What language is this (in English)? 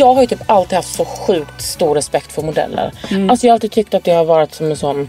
Swedish